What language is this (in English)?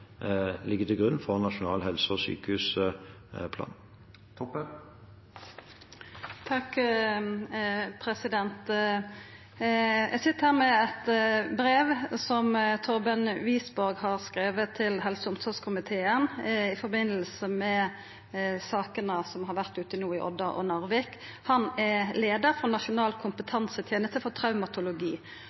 Norwegian